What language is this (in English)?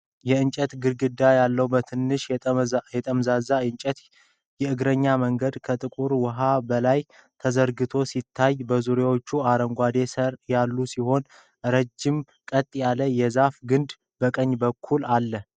Amharic